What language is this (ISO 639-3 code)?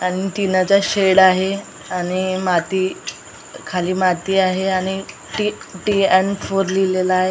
mar